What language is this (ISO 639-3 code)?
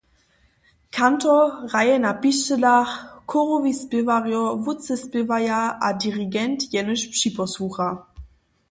hsb